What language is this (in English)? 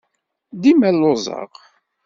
Kabyle